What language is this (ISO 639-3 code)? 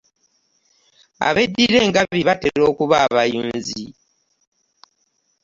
lug